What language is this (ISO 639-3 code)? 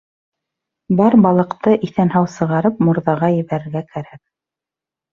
bak